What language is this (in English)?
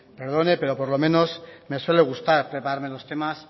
Spanish